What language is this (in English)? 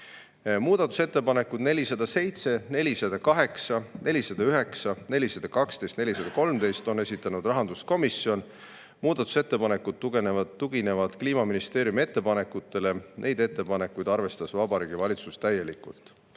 Estonian